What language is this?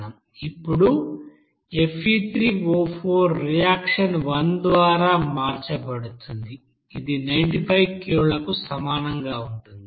Telugu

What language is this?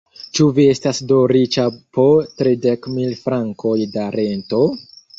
Esperanto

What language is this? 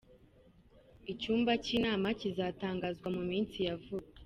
Kinyarwanda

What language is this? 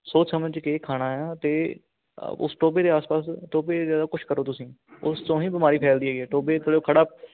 Punjabi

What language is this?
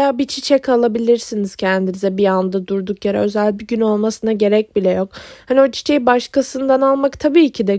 Turkish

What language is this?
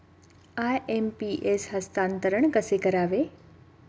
Marathi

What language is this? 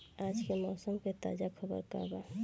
Bhojpuri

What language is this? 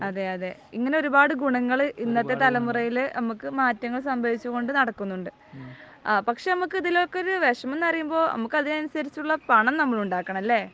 Malayalam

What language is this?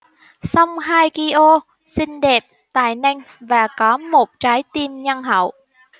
Vietnamese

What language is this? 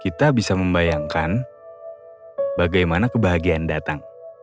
Indonesian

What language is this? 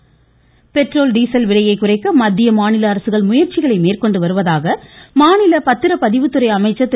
Tamil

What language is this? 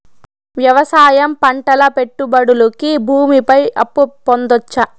Telugu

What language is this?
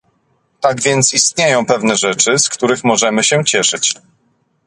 Polish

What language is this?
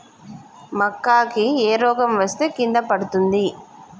Telugu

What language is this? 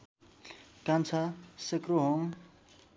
Nepali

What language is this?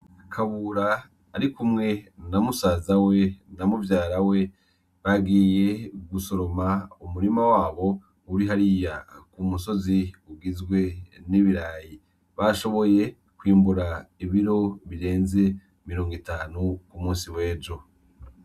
Rundi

